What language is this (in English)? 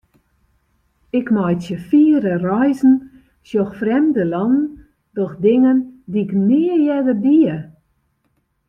Western Frisian